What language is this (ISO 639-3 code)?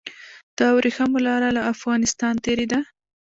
pus